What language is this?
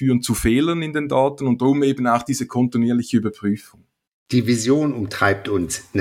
German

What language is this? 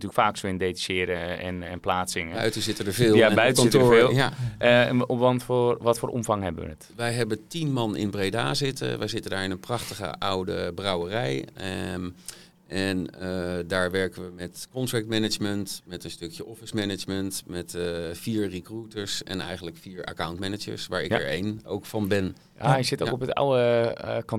Dutch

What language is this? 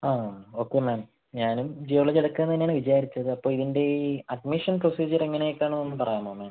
Malayalam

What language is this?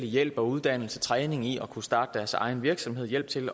Danish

